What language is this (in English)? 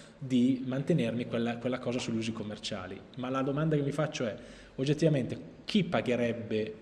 Italian